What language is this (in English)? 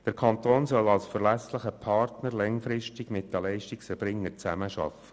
Swiss German